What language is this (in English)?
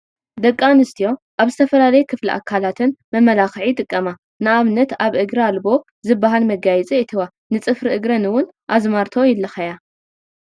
Tigrinya